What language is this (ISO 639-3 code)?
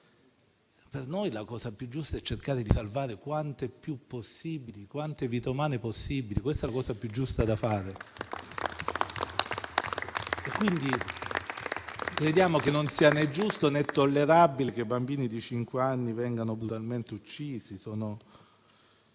ita